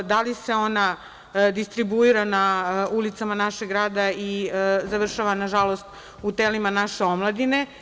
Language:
Serbian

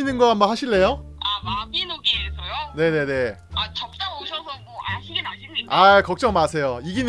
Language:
Korean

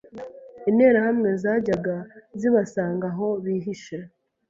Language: Kinyarwanda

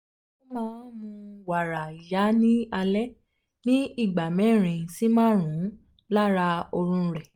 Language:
Yoruba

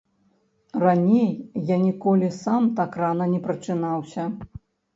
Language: Belarusian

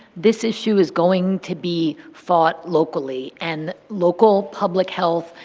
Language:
English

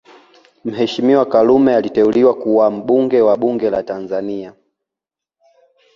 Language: Swahili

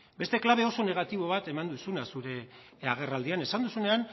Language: Basque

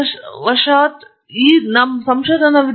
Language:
Kannada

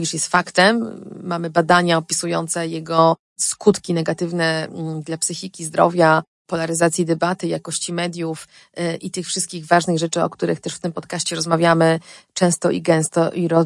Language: Polish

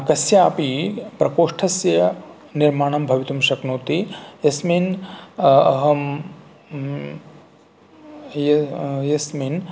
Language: Sanskrit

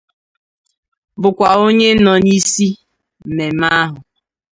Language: Igbo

